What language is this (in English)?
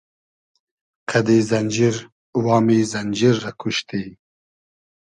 Hazaragi